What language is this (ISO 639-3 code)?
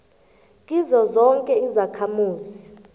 nbl